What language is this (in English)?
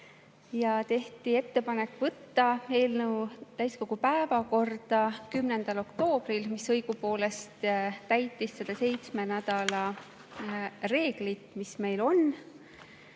Estonian